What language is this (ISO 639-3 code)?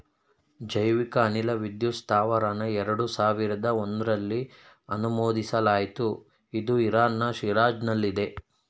kan